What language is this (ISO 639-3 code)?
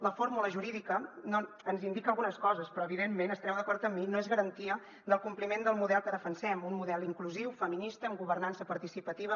cat